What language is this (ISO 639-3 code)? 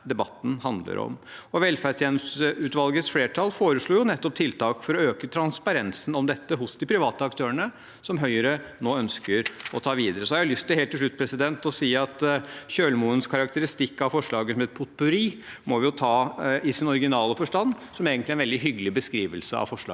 nor